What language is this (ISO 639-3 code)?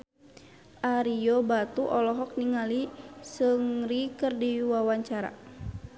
sun